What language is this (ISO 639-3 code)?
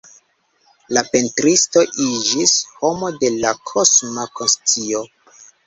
epo